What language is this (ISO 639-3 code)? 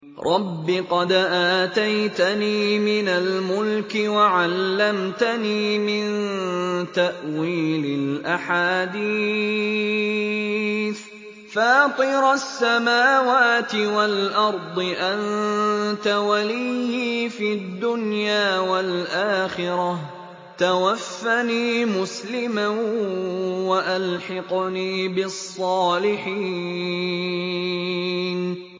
ara